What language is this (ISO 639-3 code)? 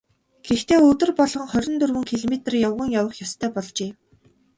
mon